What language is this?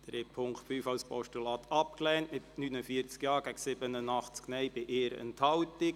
Swiss German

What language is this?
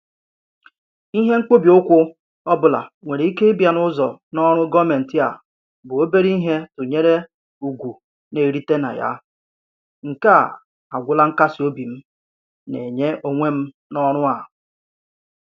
Igbo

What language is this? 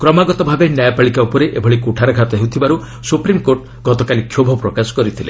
Odia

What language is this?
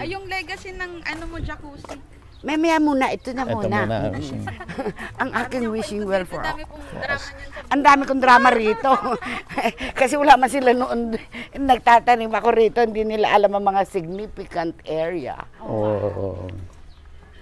Filipino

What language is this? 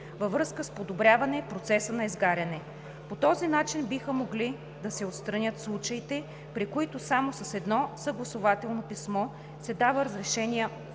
Bulgarian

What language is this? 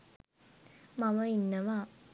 Sinhala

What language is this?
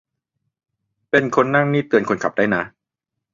Thai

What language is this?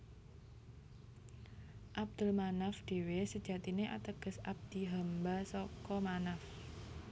Javanese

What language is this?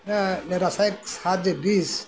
Santali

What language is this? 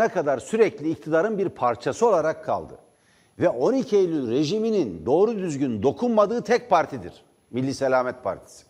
Turkish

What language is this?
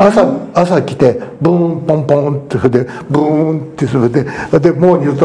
Japanese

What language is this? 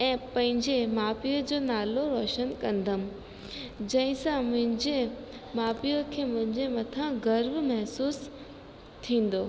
Sindhi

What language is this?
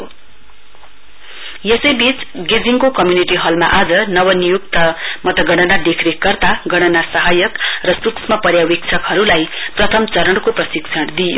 Nepali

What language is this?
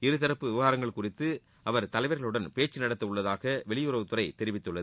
Tamil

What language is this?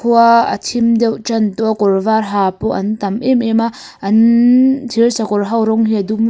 Mizo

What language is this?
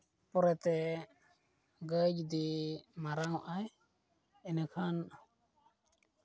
Santali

